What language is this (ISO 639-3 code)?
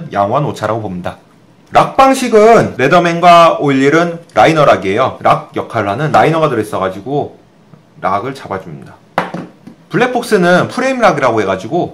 kor